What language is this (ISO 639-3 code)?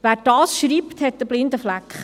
gsw